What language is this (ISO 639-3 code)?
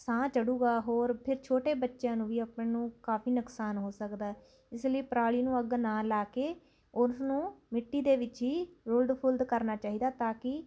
pan